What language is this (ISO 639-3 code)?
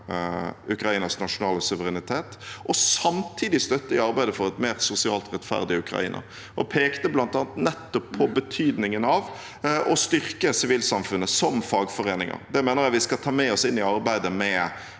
nor